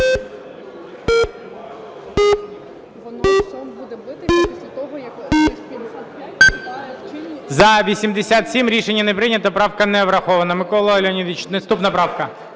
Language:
Ukrainian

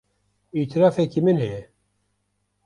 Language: Kurdish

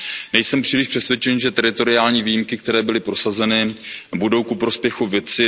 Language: Czech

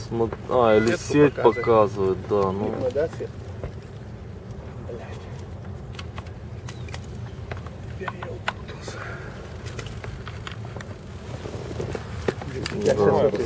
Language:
Russian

